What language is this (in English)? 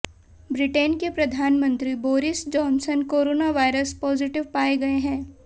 Hindi